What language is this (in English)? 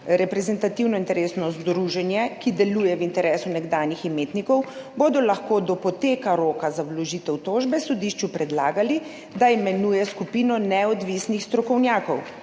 Slovenian